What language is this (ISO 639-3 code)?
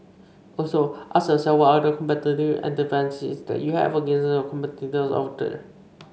eng